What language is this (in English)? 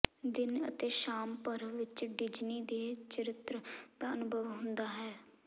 Punjabi